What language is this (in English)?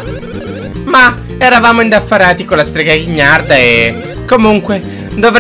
Italian